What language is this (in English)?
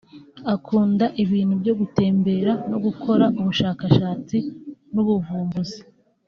Kinyarwanda